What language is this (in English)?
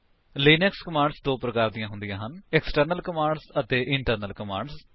Punjabi